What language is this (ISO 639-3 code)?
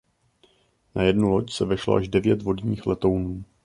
ces